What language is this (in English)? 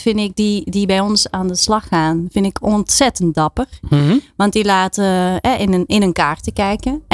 Dutch